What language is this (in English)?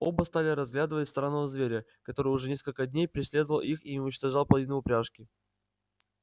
Russian